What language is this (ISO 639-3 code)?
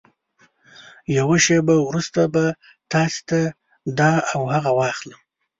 pus